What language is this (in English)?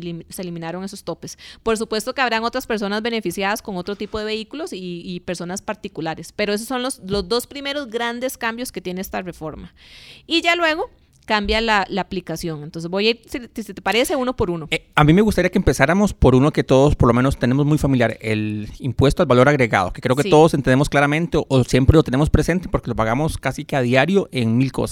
Spanish